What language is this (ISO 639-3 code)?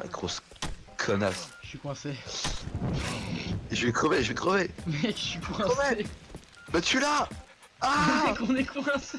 fra